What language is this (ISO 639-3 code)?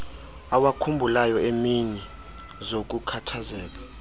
xho